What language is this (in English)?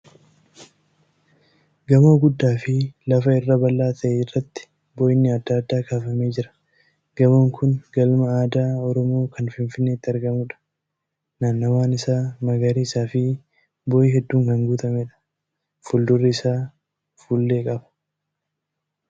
Oromo